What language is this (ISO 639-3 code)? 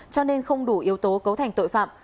vie